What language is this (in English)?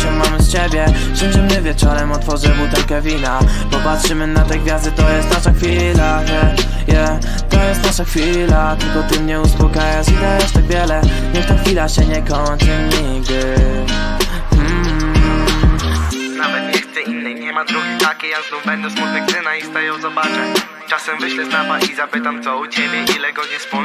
Polish